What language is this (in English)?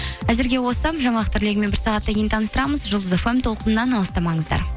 Kazakh